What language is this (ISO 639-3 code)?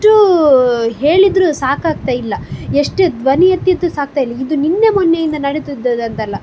kan